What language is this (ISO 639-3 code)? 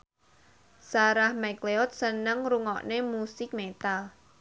jav